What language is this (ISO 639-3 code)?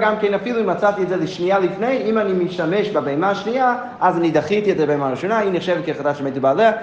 heb